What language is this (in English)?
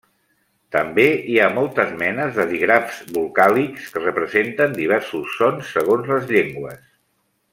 Catalan